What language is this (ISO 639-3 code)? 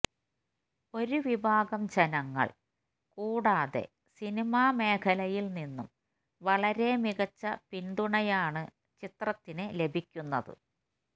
mal